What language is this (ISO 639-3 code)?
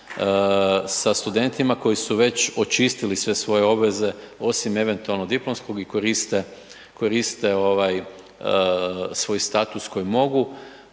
hrv